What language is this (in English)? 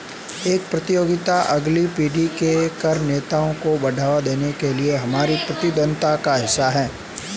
Hindi